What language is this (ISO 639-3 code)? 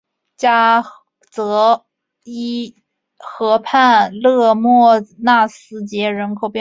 zho